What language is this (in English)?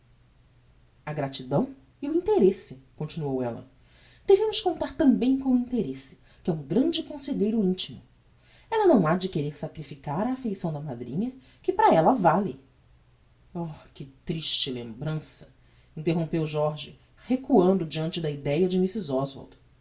Portuguese